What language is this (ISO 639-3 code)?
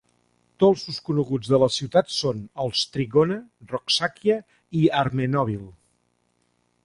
cat